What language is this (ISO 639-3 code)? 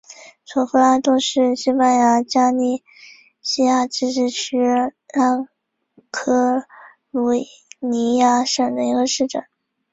zho